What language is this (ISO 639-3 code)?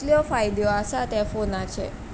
kok